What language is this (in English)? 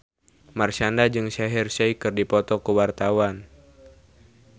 Sundanese